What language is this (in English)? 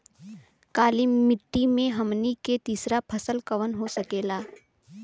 Bhojpuri